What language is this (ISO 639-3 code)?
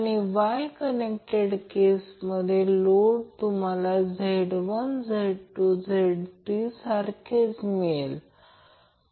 mar